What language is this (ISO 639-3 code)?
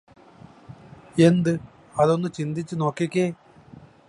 mal